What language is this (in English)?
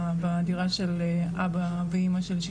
Hebrew